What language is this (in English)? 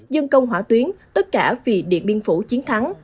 Vietnamese